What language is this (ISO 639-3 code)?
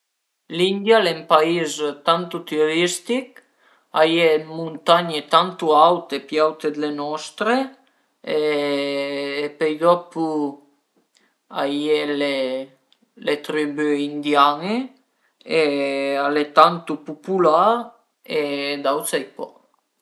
pms